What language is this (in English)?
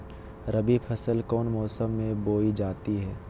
Magahi